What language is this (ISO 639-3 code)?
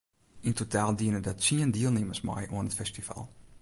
fry